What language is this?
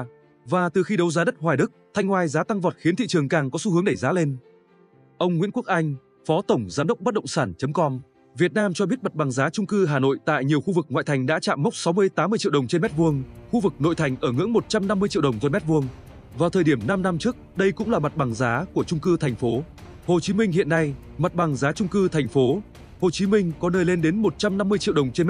Vietnamese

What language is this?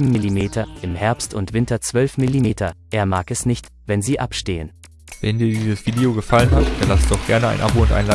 German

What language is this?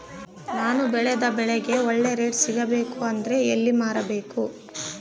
Kannada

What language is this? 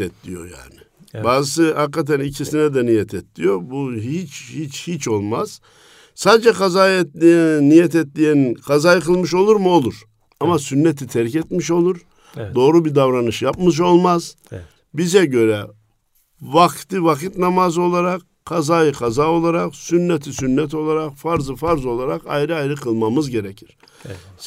Turkish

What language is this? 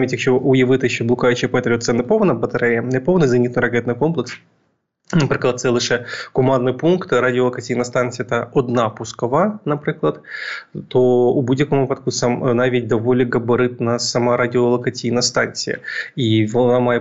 Ukrainian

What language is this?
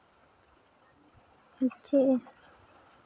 Santali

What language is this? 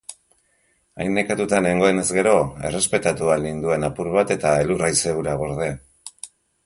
Basque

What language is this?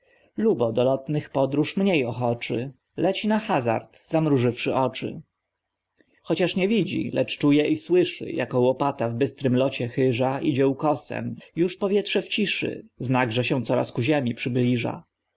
Polish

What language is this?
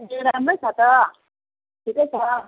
Nepali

